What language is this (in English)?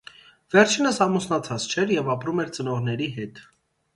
Armenian